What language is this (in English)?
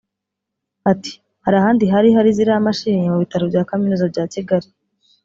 Kinyarwanda